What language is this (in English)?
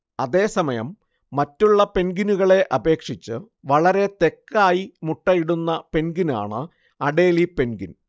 Malayalam